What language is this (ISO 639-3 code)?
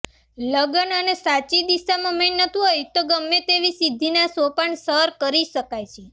guj